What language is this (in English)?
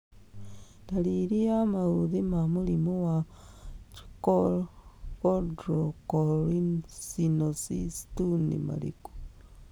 Kikuyu